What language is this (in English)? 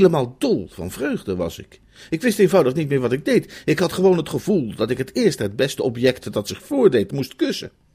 Dutch